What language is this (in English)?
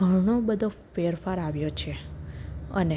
Gujarati